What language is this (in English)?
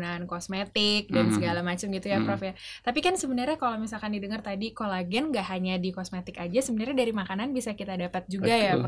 Indonesian